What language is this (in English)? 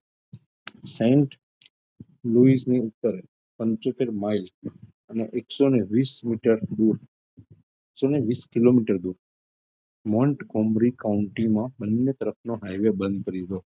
Gujarati